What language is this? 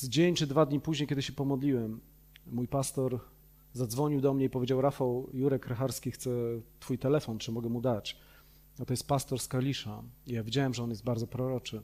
Polish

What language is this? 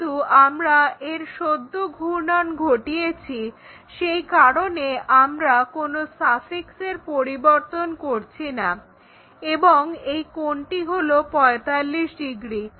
Bangla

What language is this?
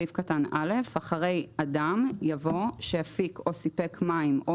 Hebrew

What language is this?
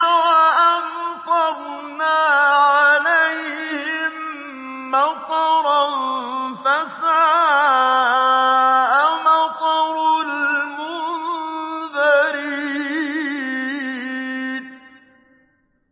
Arabic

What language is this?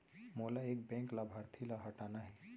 Chhattisgarhi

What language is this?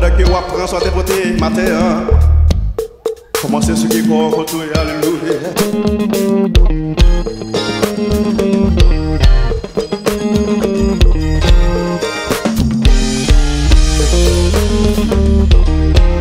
Arabic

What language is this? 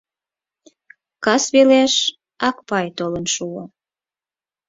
Mari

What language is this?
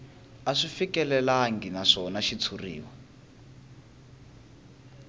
Tsonga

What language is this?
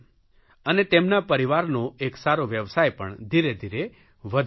Gujarati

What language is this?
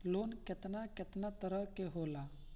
Bhojpuri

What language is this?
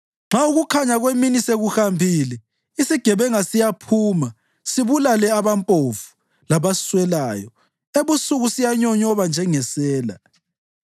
North Ndebele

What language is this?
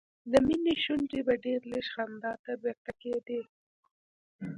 Pashto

